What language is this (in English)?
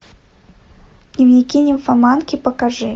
Russian